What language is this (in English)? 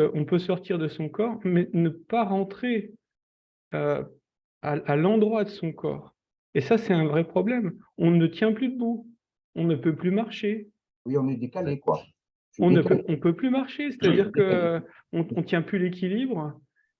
French